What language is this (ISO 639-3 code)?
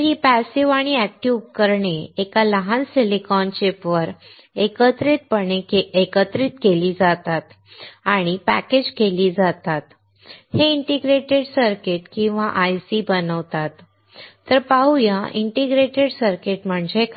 mar